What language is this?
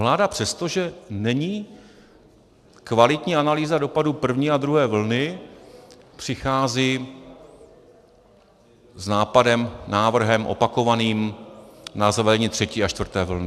Czech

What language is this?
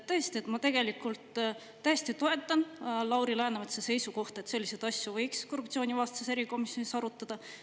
Estonian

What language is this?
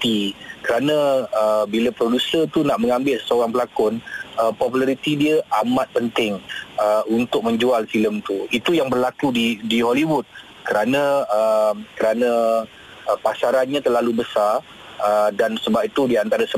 Malay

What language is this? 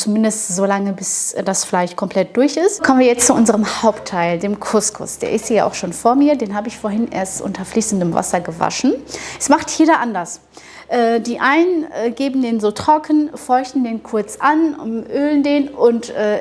German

